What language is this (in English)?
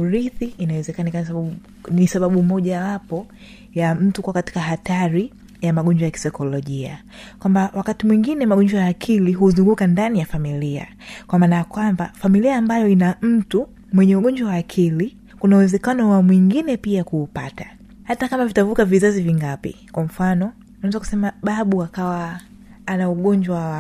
Swahili